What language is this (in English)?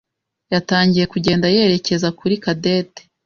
Kinyarwanda